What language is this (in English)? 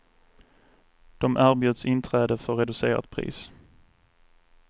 Swedish